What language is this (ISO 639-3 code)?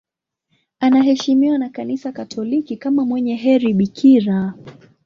swa